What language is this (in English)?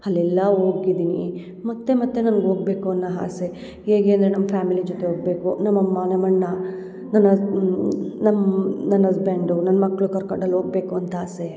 Kannada